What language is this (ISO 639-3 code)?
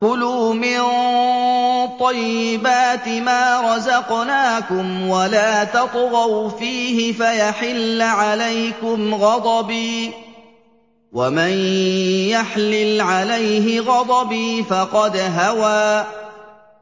ara